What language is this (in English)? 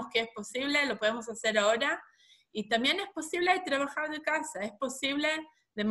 Spanish